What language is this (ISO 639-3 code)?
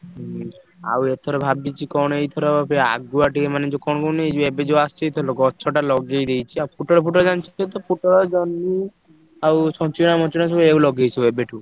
ori